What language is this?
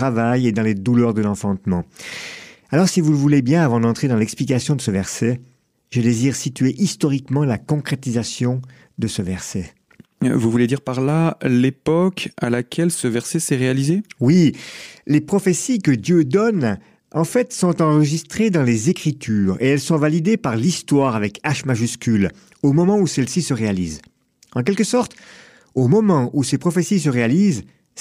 French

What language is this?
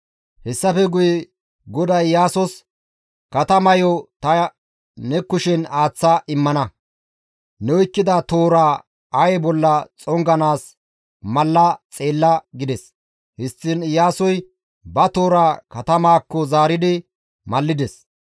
Gamo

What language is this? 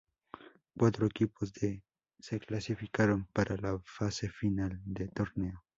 Spanish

